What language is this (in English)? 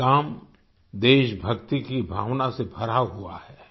Hindi